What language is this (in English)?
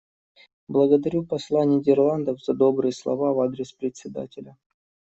Russian